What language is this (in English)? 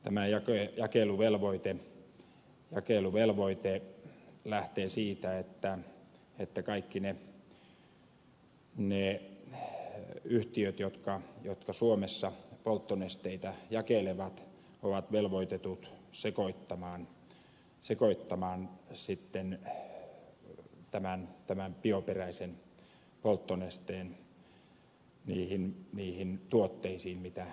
Finnish